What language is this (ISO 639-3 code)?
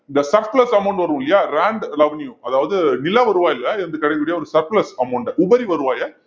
tam